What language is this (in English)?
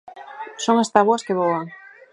Galician